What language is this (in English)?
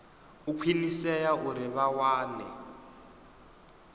Venda